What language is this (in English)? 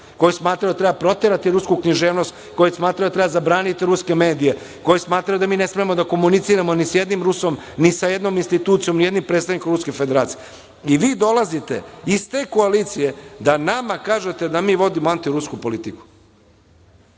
Serbian